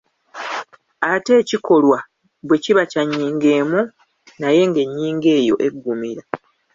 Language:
Ganda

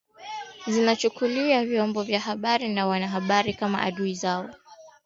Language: Swahili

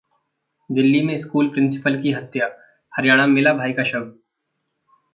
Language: Hindi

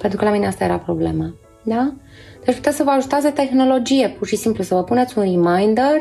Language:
Romanian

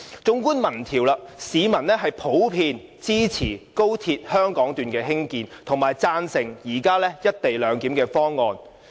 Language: Cantonese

